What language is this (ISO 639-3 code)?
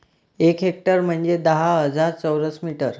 mar